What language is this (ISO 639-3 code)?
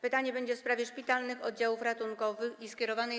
pol